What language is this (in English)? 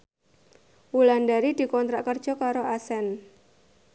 Javanese